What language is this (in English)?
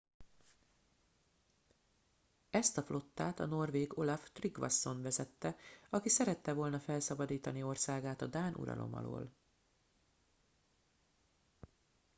Hungarian